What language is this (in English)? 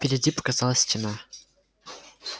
Russian